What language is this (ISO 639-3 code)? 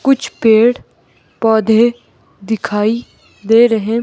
hin